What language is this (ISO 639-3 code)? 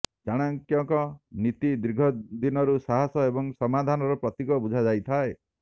ori